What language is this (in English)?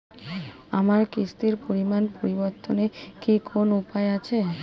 Bangla